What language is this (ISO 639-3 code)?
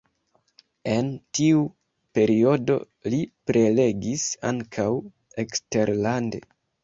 epo